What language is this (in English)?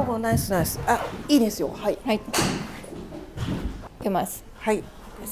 Japanese